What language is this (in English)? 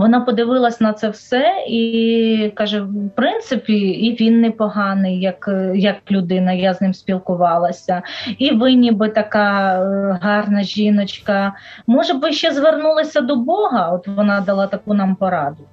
Ukrainian